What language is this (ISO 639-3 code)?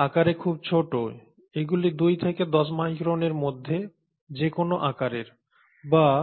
ben